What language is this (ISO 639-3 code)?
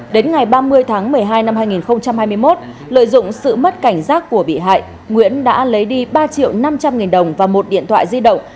vie